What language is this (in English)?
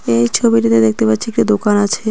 Bangla